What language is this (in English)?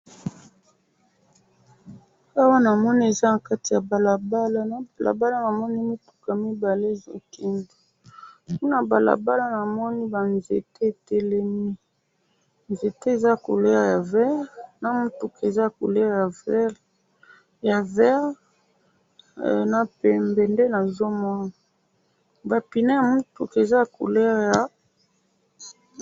Lingala